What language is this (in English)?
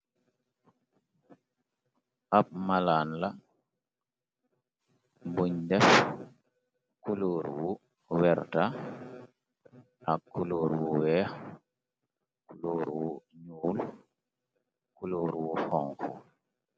Wolof